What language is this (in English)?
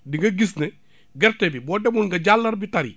Wolof